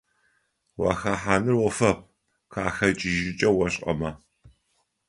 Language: Adyghe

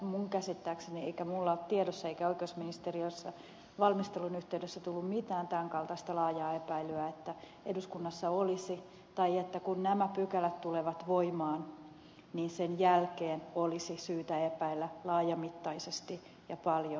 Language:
Finnish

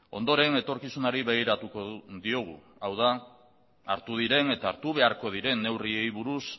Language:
Basque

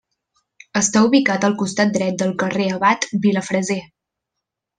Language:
Catalan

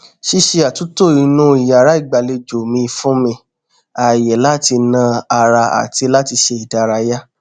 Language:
Yoruba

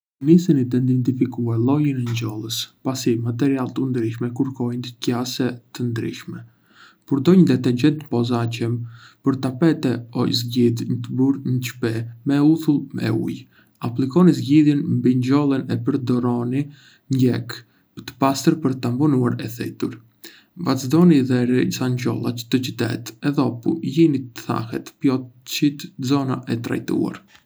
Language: Arbëreshë Albanian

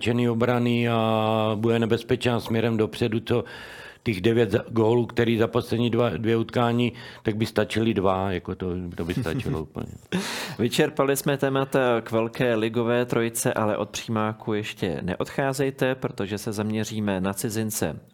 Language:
Czech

